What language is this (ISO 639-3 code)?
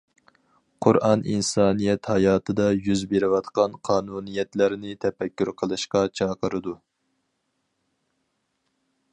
uig